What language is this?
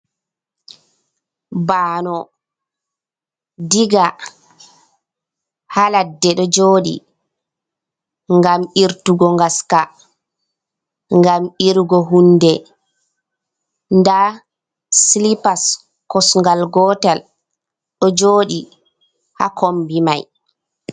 Fula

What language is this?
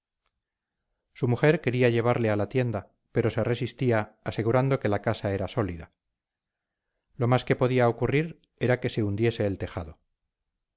Spanish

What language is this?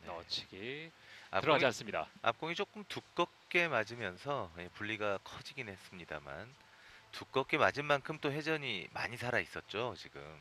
Korean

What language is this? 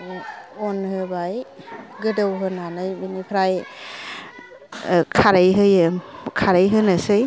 Bodo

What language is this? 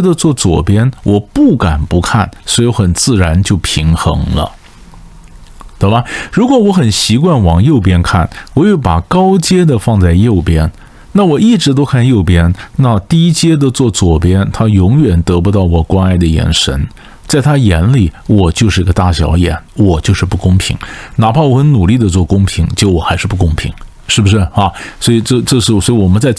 Chinese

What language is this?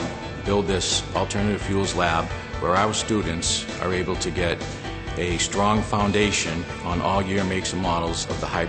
English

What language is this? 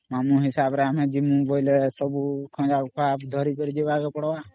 Odia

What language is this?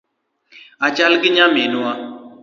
Luo (Kenya and Tanzania)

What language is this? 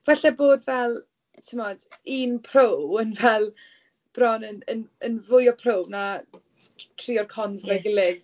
Welsh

